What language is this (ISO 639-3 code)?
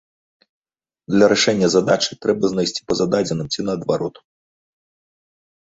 bel